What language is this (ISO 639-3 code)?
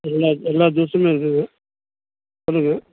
tam